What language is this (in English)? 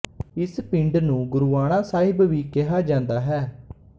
Punjabi